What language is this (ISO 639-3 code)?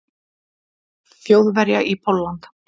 isl